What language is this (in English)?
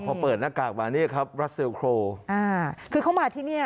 Thai